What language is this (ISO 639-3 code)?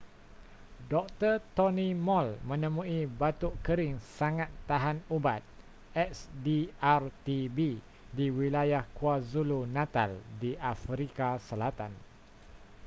msa